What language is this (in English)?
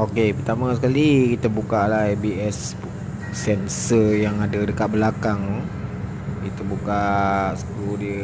Malay